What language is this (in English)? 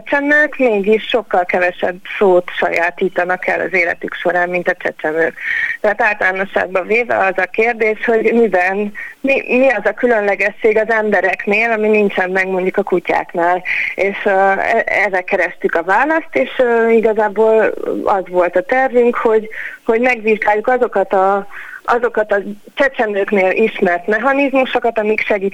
Hungarian